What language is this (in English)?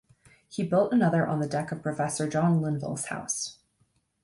English